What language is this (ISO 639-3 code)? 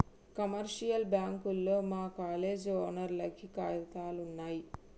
tel